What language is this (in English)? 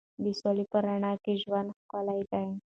Pashto